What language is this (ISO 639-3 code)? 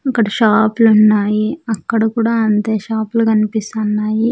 tel